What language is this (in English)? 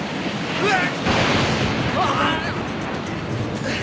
Japanese